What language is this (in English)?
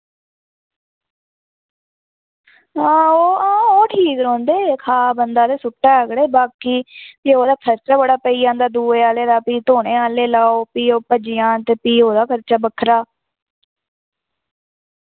Dogri